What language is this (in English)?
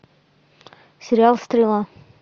Russian